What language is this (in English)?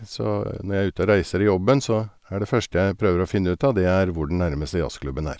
Norwegian